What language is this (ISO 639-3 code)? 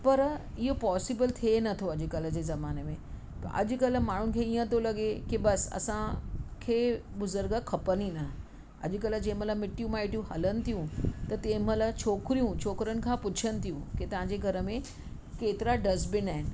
snd